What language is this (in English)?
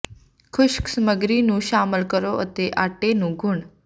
Punjabi